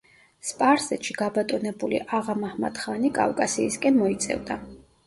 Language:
Georgian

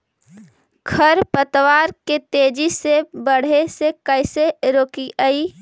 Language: Magahi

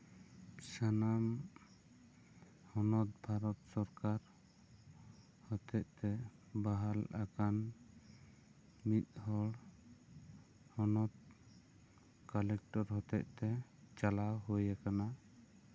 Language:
Santali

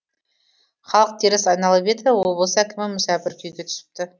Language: Kazakh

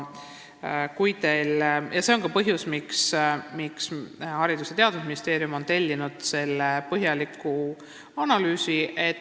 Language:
Estonian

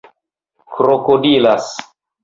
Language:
Esperanto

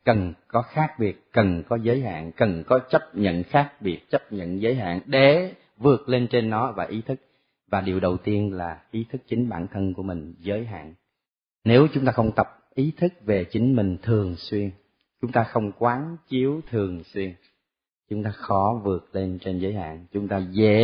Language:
Vietnamese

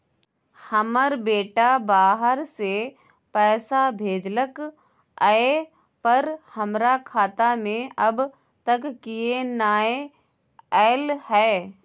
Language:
Maithili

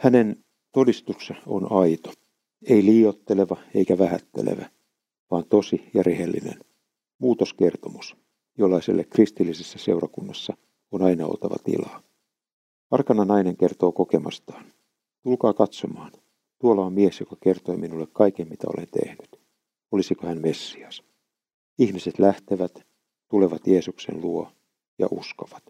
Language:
Finnish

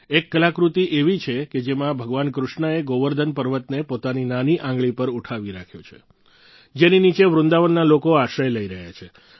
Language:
Gujarati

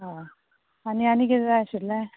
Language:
Konkani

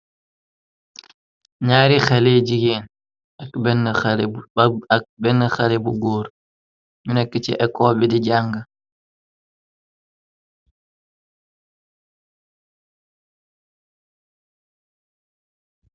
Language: Wolof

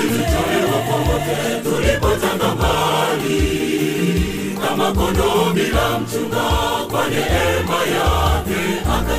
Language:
Swahili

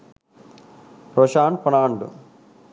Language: Sinhala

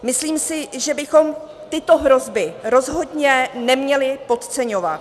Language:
Czech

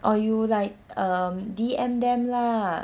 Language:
English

